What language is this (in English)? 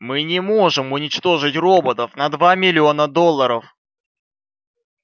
Russian